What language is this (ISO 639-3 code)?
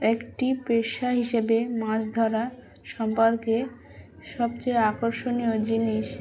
ben